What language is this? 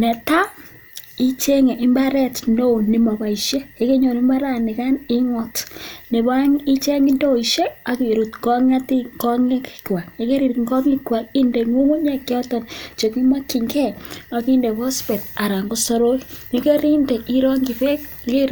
Kalenjin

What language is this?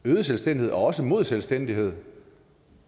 Danish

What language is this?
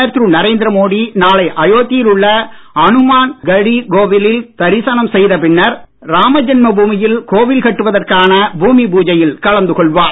Tamil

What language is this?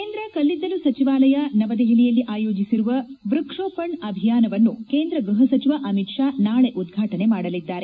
Kannada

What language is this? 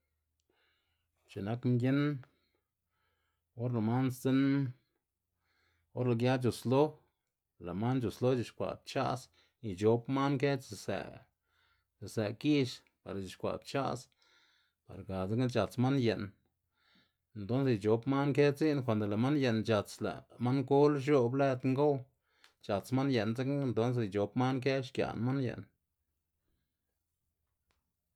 Xanaguía Zapotec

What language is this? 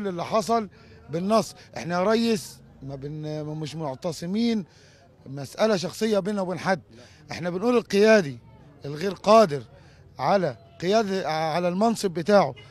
Arabic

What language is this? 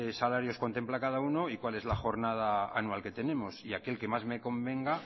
Spanish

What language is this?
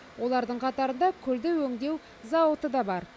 Kazakh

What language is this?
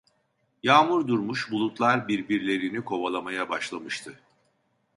Turkish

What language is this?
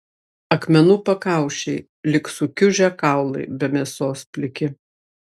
Lithuanian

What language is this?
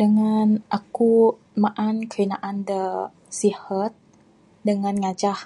Bukar-Sadung Bidayuh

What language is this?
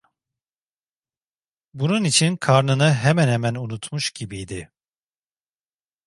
Turkish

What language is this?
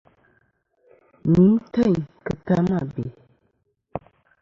Kom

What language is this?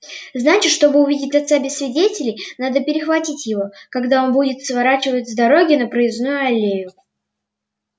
Russian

